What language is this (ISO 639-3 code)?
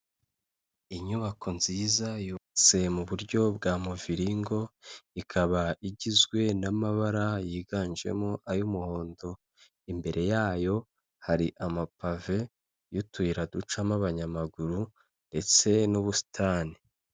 kin